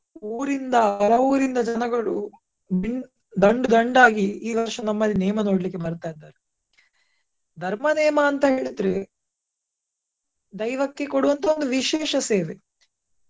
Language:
Kannada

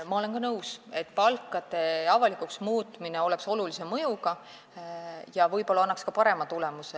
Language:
Estonian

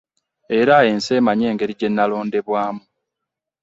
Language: Ganda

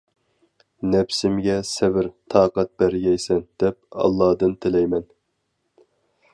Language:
Uyghur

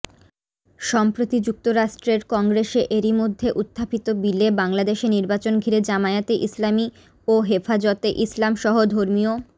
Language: Bangla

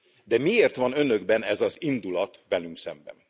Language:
Hungarian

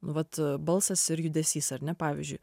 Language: Lithuanian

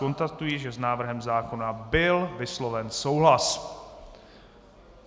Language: Czech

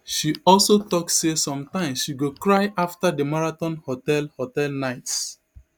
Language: Nigerian Pidgin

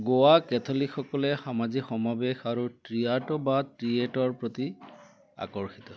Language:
Assamese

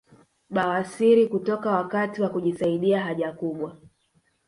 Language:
Swahili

